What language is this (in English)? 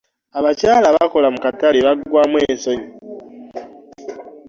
Ganda